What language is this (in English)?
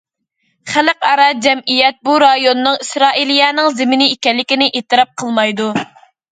Uyghur